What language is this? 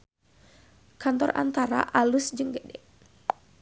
Sundanese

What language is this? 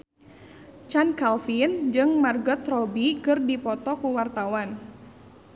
Sundanese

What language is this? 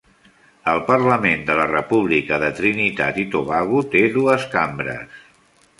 Catalan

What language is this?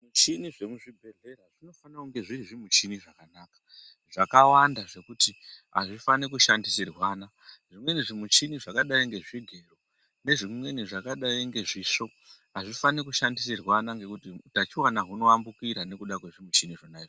Ndau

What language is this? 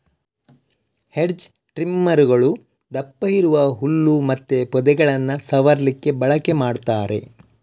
Kannada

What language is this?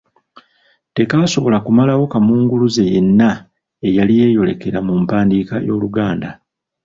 Ganda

